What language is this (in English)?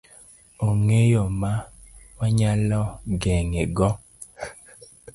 Luo (Kenya and Tanzania)